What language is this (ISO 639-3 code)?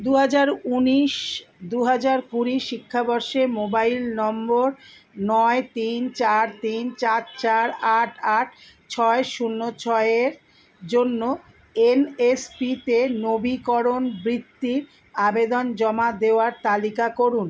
ben